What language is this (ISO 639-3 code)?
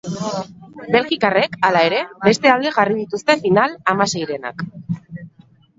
eus